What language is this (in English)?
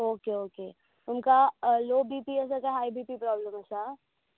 Konkani